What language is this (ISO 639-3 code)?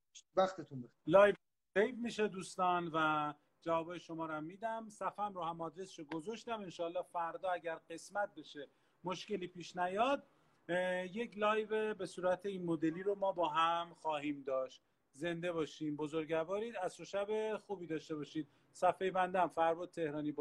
fas